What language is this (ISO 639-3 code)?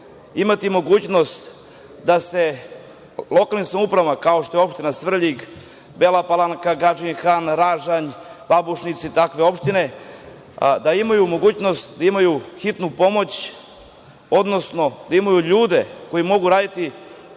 srp